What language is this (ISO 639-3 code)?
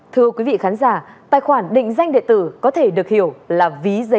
vie